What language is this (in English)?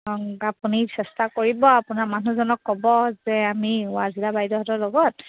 Assamese